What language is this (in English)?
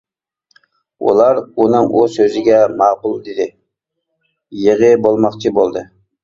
Uyghur